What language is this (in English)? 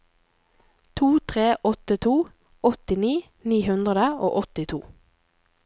Norwegian